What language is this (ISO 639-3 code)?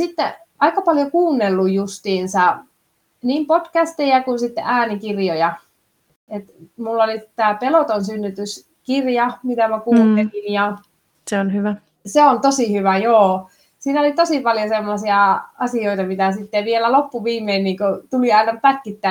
fin